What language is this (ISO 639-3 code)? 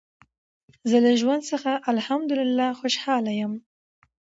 pus